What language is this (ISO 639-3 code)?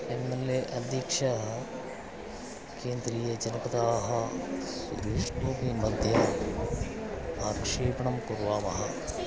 san